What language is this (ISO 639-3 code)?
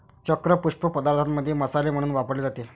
mar